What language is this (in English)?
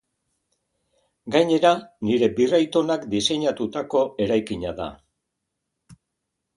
Basque